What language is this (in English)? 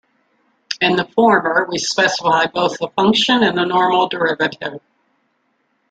English